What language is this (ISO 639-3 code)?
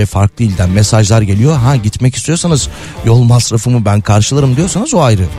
tur